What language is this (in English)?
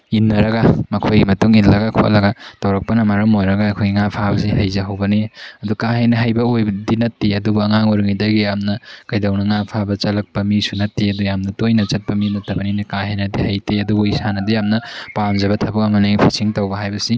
Manipuri